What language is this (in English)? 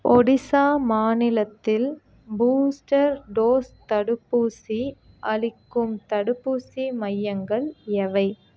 Tamil